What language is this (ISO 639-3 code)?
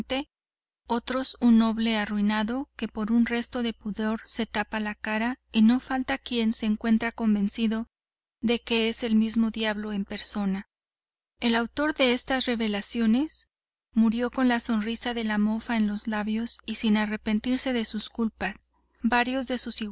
spa